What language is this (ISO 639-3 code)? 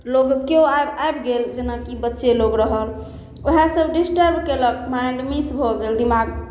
mai